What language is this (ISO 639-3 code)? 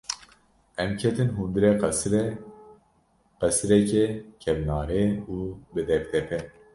kur